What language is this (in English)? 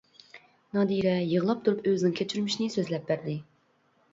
Uyghur